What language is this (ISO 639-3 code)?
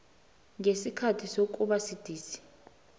nbl